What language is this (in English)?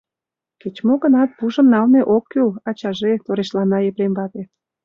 Mari